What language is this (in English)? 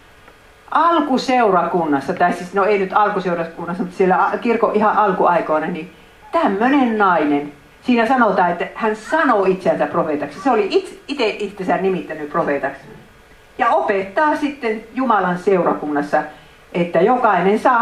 Finnish